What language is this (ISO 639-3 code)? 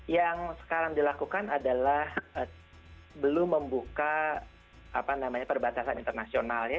ind